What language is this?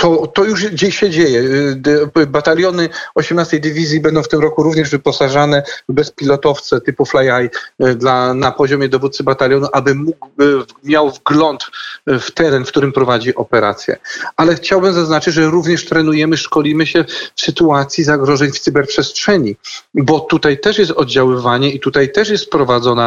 Polish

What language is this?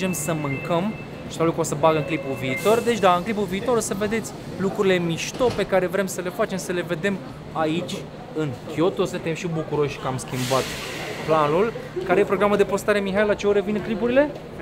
Romanian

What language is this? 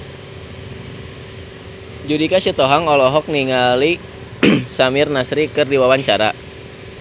Sundanese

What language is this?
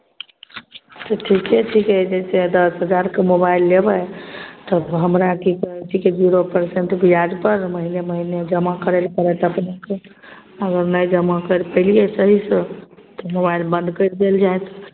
Maithili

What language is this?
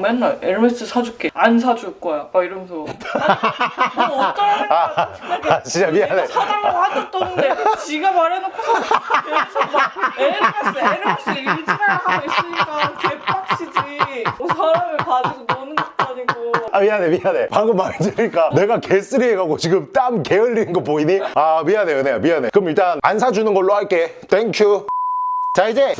Korean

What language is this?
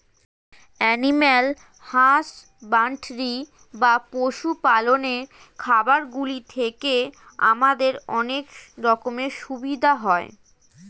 Bangla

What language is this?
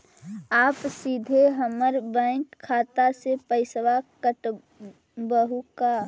Magahi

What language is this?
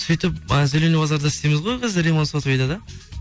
Kazakh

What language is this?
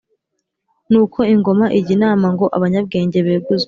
Kinyarwanda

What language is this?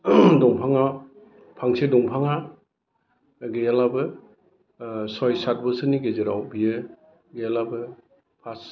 Bodo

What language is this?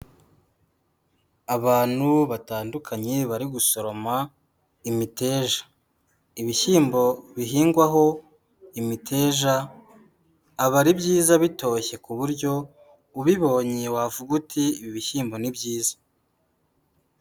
Kinyarwanda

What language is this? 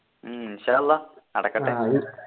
Malayalam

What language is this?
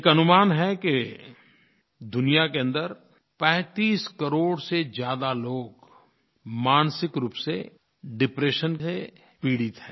Hindi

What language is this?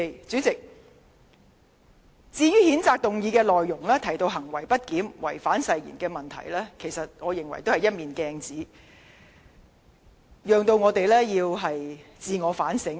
Cantonese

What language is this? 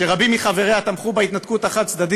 Hebrew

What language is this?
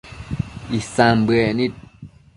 Matsés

